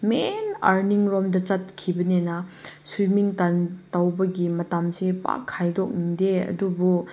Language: Manipuri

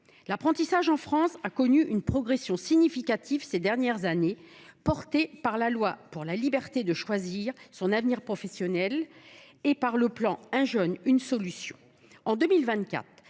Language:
French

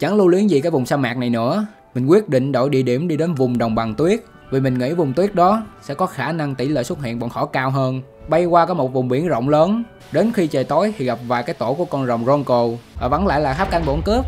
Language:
Vietnamese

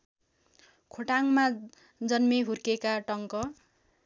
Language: Nepali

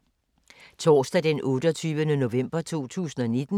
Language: Danish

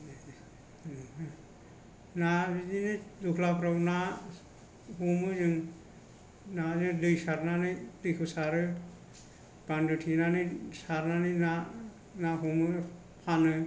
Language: Bodo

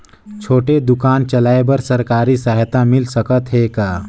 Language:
Chhattisgarhi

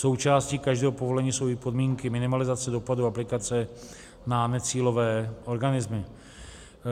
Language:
Czech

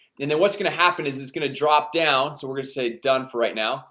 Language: English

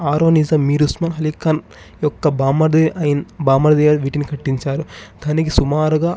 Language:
Telugu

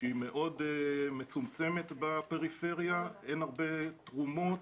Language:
Hebrew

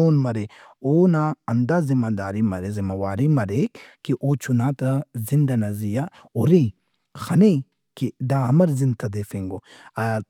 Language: Brahui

